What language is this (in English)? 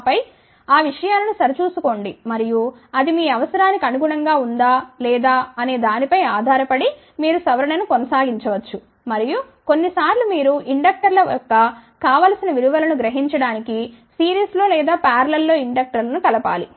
Telugu